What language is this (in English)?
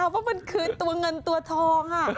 Thai